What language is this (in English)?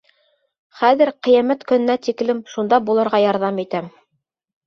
Bashkir